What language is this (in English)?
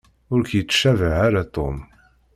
Kabyle